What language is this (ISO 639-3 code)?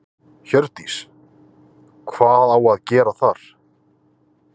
isl